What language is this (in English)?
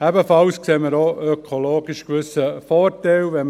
Swiss German